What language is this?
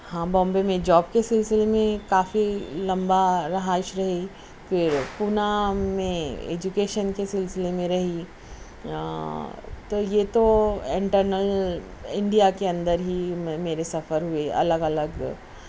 Urdu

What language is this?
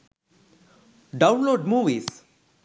Sinhala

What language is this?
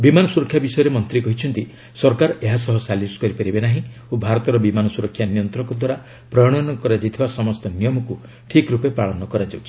Odia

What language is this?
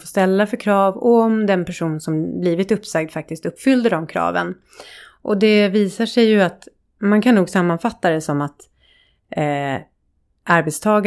Swedish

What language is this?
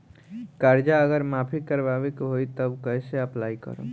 Bhojpuri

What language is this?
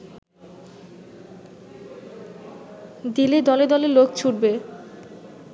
Bangla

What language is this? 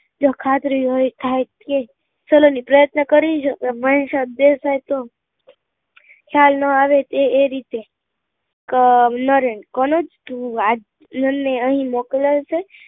Gujarati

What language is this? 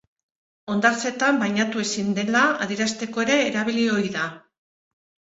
Basque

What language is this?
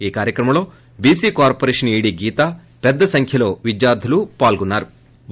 Telugu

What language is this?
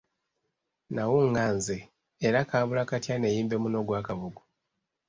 Ganda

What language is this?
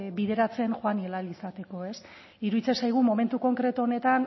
Basque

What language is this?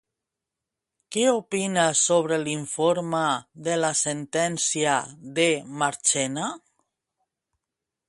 Catalan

